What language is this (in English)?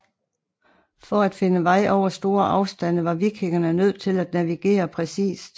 Danish